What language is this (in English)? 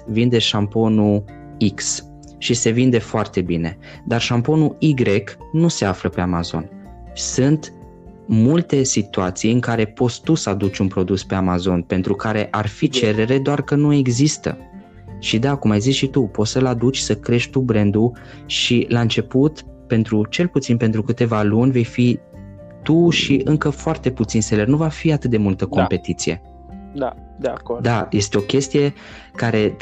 Romanian